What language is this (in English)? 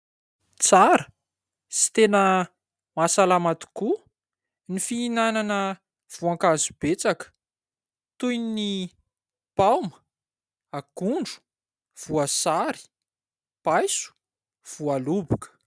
Malagasy